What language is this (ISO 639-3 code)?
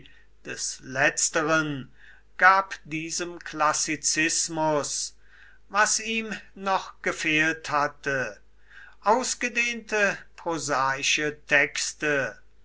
deu